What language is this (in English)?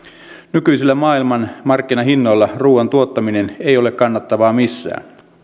Finnish